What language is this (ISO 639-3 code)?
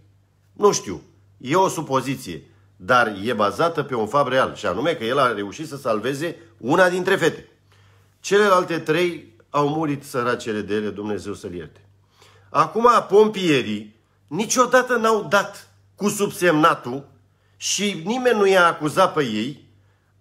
ron